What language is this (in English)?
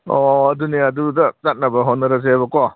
Manipuri